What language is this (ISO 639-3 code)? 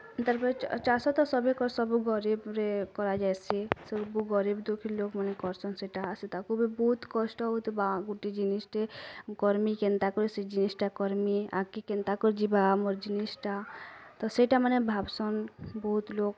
ori